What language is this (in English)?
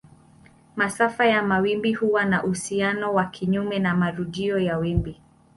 Swahili